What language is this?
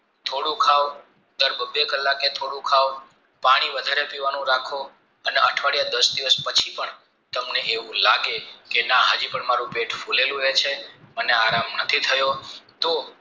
Gujarati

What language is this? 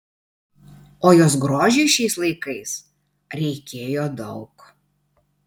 Lithuanian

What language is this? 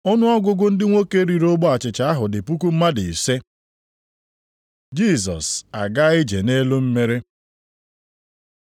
Igbo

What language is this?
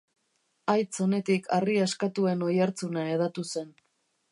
Basque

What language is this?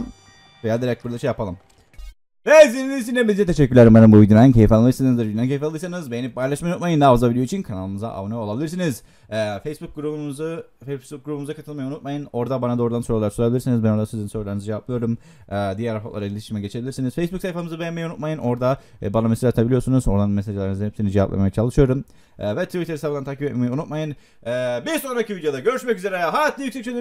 Turkish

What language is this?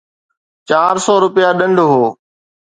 Sindhi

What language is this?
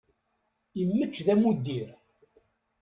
Kabyle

